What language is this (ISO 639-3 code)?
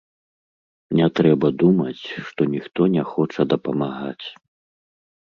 bel